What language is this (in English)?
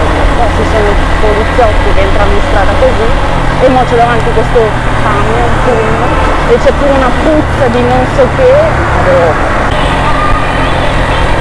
Italian